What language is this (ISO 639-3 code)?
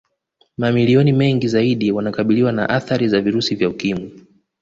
swa